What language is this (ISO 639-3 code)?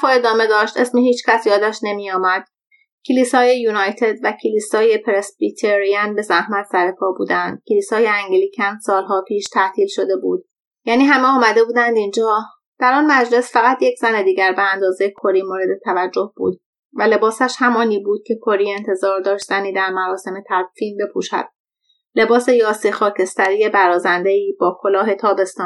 fas